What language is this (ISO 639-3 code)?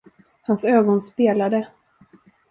swe